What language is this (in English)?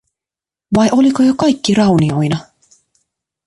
Finnish